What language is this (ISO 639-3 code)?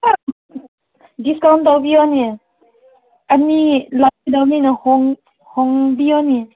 mni